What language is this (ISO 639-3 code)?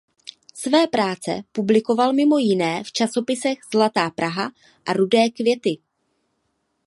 ces